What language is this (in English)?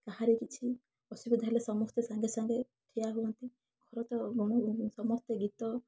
Odia